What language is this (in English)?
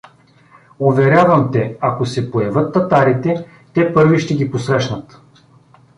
Bulgarian